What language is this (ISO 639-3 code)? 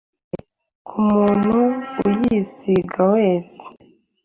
kin